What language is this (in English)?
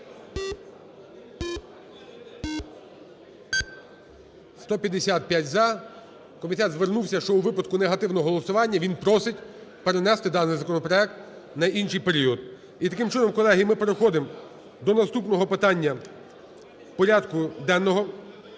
Ukrainian